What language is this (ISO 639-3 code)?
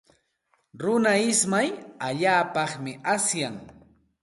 qxt